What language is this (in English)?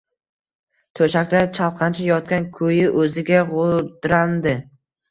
Uzbek